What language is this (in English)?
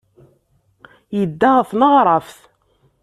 Kabyle